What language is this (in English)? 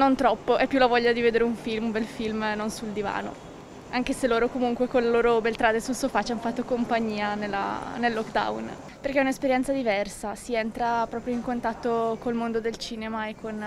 Italian